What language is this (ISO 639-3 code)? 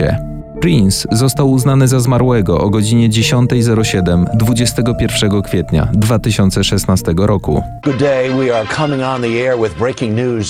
pol